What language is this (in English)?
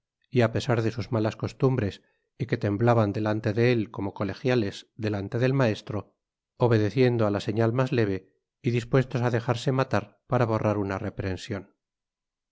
Spanish